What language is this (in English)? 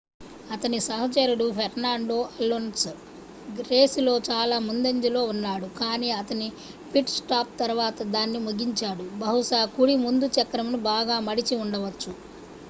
Telugu